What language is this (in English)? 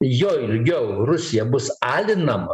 Lithuanian